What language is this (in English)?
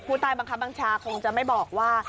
Thai